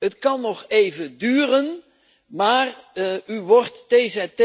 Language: Dutch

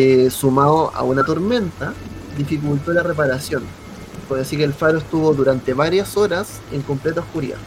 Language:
Spanish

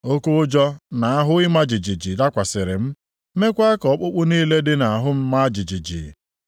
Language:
Igbo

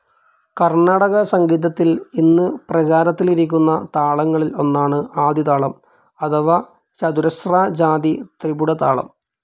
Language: Malayalam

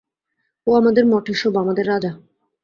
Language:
Bangla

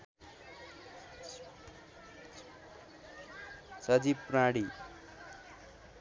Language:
Nepali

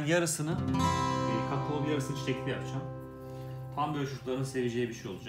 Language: Turkish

